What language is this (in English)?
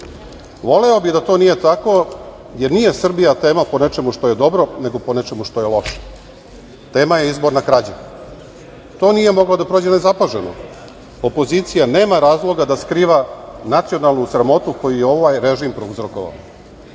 Serbian